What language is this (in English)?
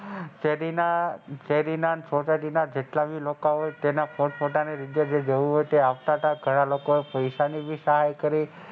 Gujarati